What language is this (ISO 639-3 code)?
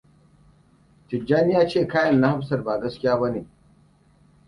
hau